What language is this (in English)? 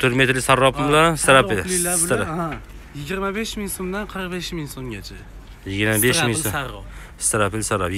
Turkish